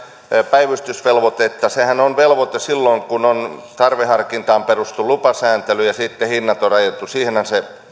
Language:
Finnish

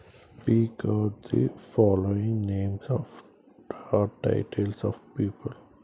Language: Telugu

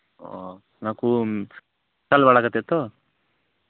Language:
Santali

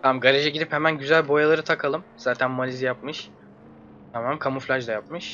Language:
Turkish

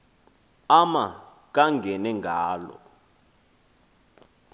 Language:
Xhosa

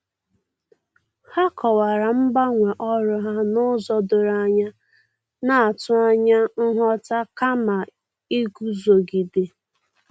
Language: Igbo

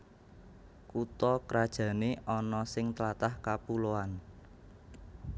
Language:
Javanese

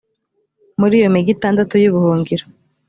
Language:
Kinyarwanda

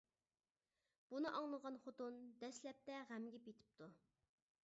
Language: Uyghur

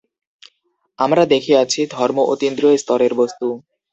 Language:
Bangla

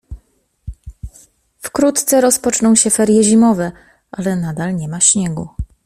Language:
Polish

